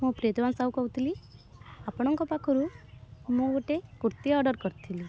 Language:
Odia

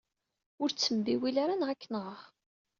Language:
Kabyle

